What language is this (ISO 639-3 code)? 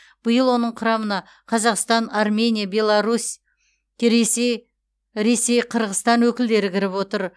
kaz